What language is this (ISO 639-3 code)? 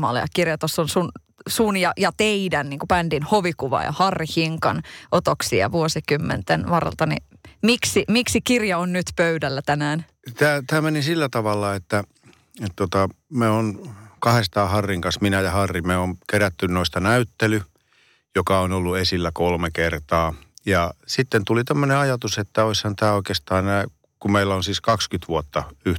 fin